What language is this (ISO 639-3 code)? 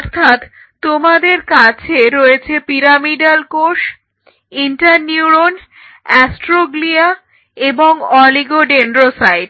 ben